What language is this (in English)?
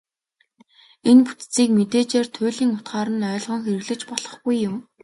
Mongolian